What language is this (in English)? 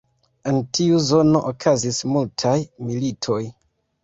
Esperanto